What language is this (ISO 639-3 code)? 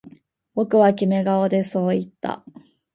jpn